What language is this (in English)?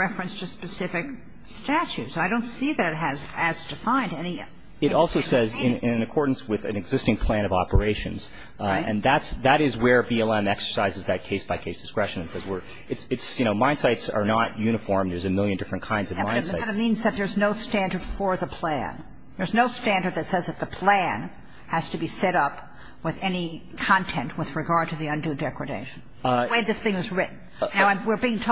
English